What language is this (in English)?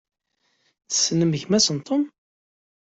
Kabyle